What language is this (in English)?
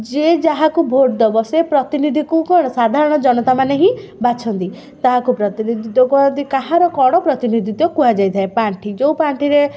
Odia